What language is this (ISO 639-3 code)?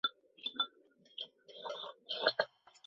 zho